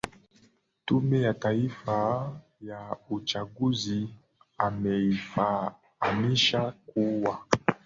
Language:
Swahili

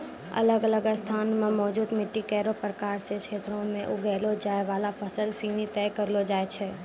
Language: Maithili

